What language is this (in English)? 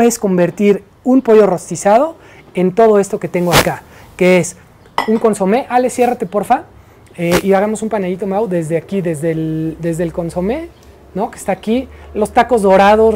Spanish